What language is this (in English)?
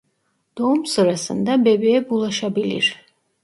Turkish